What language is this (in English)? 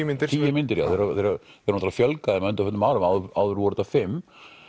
Icelandic